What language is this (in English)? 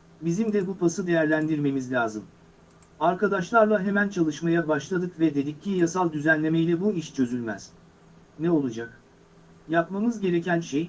Turkish